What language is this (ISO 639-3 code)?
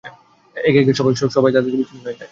ben